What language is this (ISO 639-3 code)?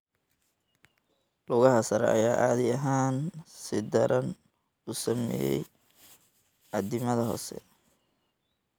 som